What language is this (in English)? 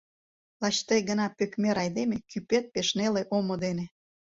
Mari